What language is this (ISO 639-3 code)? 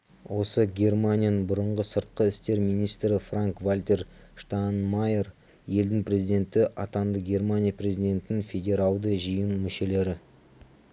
kaz